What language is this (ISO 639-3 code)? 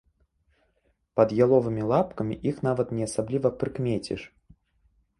bel